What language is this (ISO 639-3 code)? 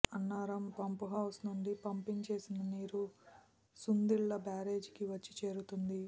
tel